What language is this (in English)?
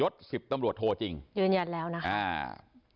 Thai